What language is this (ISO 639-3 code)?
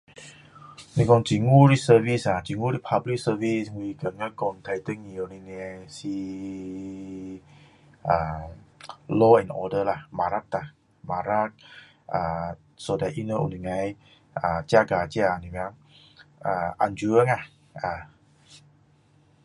cdo